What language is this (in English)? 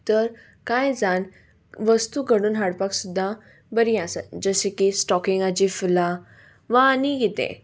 Konkani